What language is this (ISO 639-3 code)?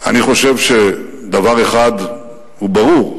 heb